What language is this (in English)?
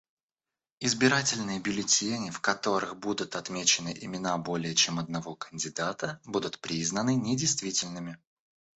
Russian